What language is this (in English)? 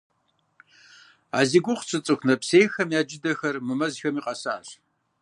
Kabardian